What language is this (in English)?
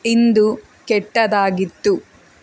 Kannada